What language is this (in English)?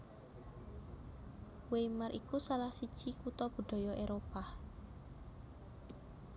Javanese